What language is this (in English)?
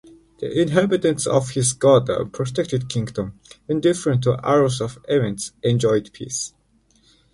English